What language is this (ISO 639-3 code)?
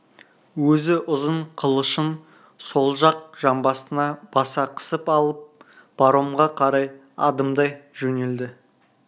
kaz